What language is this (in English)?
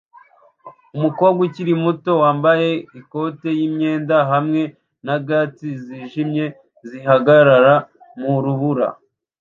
Kinyarwanda